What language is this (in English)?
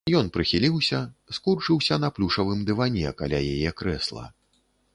Belarusian